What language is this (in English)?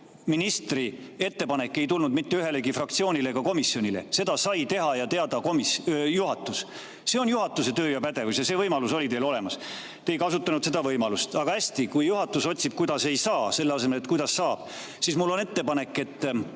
Estonian